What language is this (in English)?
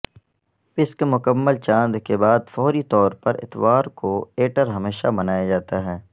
Urdu